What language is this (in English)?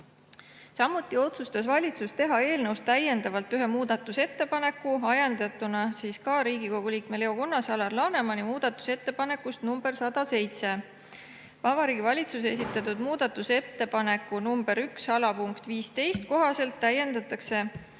Estonian